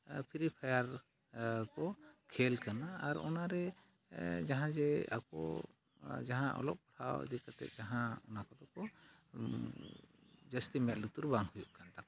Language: Santali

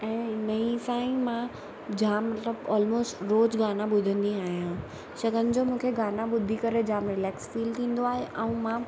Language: Sindhi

